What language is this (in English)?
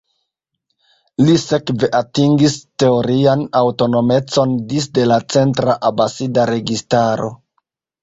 Esperanto